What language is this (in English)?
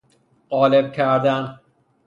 Persian